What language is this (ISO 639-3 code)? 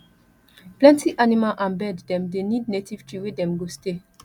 pcm